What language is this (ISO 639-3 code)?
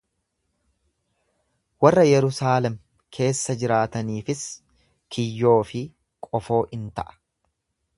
orm